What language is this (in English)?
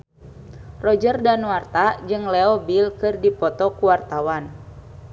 Sundanese